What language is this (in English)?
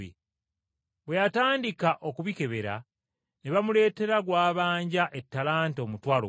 Ganda